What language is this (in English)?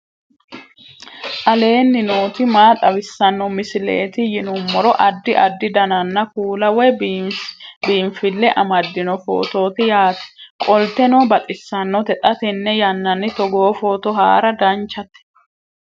Sidamo